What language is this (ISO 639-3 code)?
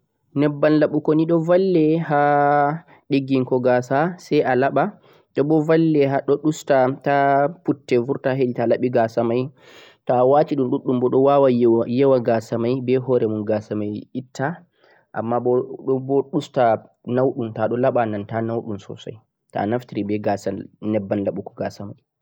fuq